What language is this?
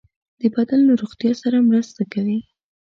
Pashto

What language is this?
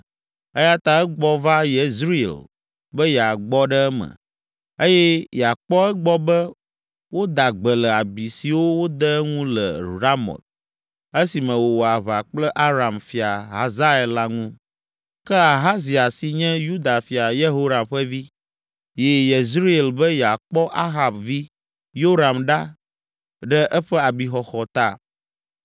Ewe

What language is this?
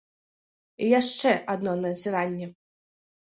Belarusian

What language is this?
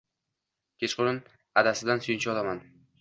Uzbek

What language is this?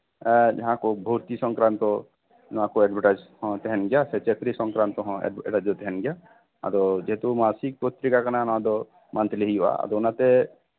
Santali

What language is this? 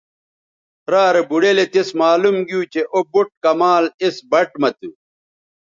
Bateri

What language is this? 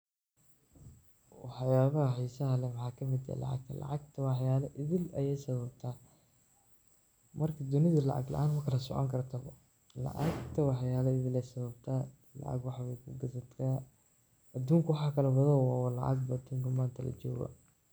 Somali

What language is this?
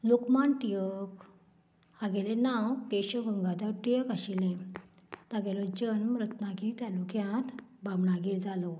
Konkani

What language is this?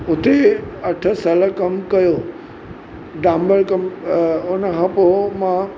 Sindhi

